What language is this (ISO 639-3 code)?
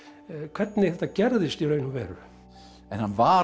isl